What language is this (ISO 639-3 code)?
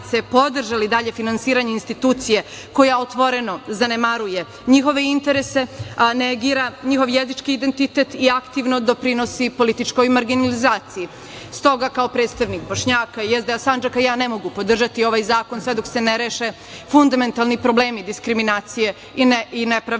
srp